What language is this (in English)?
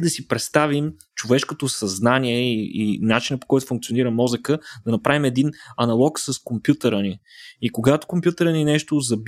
Bulgarian